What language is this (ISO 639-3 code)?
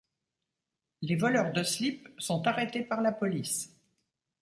fra